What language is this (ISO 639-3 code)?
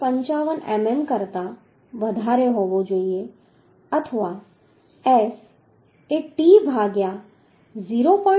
guj